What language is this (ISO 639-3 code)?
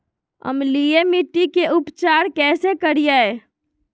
mag